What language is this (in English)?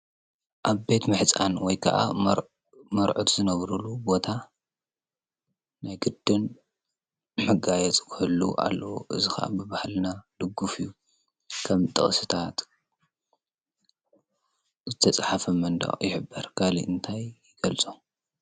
Tigrinya